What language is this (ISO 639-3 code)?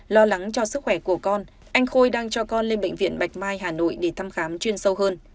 vie